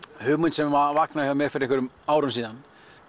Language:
Icelandic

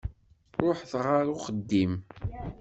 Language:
Kabyle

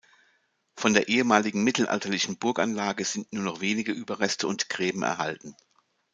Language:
German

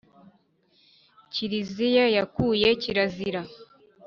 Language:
Kinyarwanda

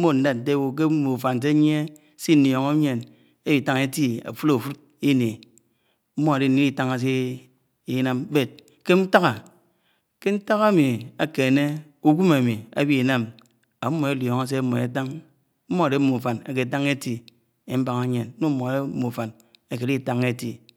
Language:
Anaang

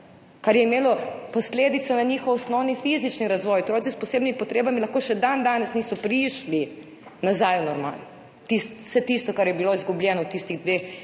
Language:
Slovenian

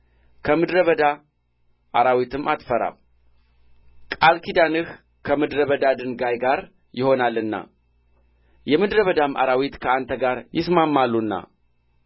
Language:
Amharic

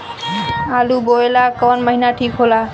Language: Bhojpuri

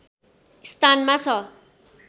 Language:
Nepali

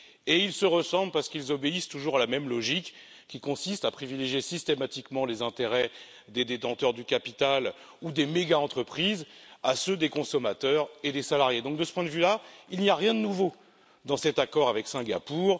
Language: French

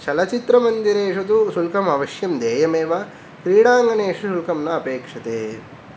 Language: Sanskrit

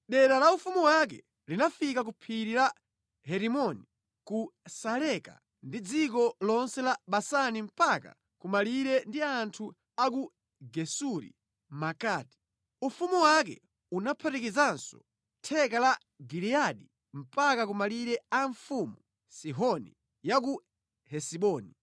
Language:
Nyanja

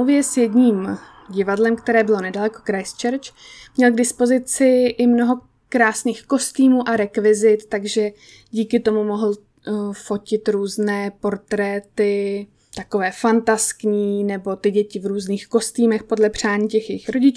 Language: Czech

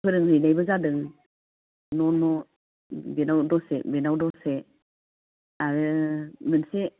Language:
Bodo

